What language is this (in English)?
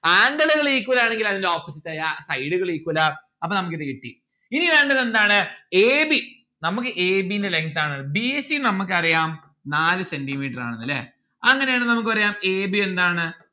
Malayalam